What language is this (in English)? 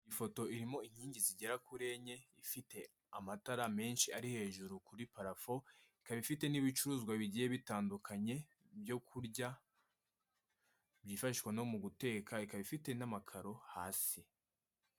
Kinyarwanda